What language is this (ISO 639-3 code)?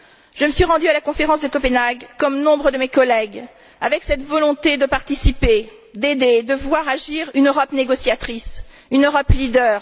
fra